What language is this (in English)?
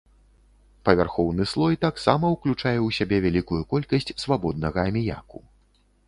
Belarusian